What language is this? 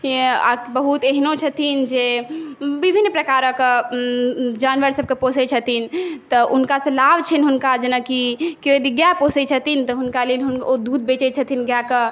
Maithili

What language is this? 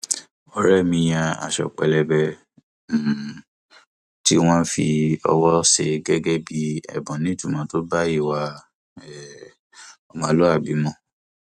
Yoruba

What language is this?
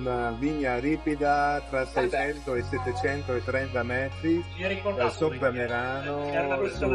Italian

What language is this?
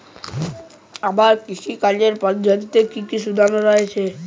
Bangla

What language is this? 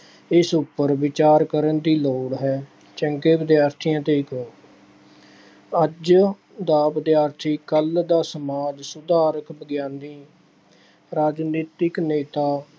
Punjabi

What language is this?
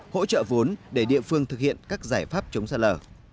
Vietnamese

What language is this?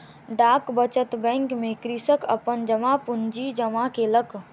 Maithili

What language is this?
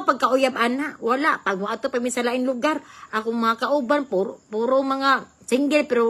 Filipino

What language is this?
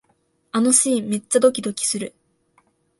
Japanese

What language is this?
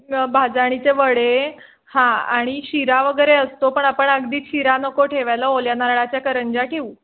Marathi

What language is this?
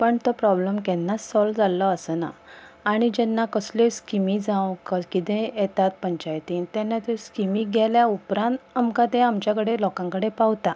Konkani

